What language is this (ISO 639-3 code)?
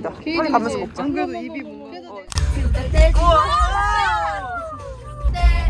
kor